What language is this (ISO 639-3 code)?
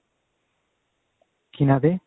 pan